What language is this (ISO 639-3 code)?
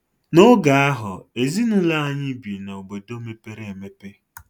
ibo